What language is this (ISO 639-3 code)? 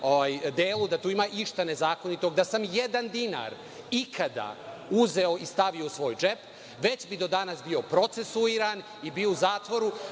srp